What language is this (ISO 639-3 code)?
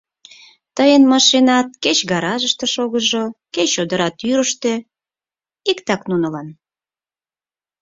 chm